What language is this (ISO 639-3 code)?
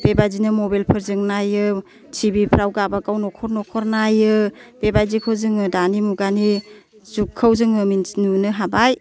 brx